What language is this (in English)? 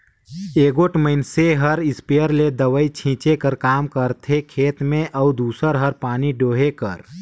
Chhattisgarhi